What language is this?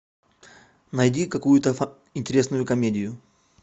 Russian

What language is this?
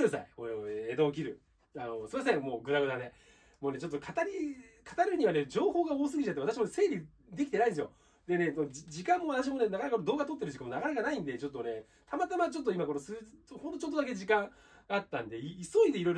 Japanese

